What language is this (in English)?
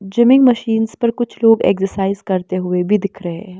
Hindi